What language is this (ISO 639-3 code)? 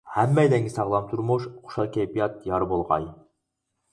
uig